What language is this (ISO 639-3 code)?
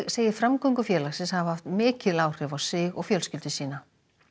isl